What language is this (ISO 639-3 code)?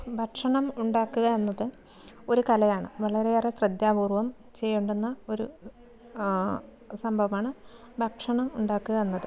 mal